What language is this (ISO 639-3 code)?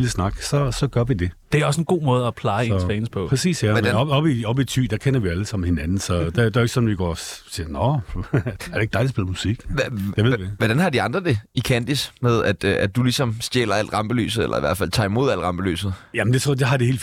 dan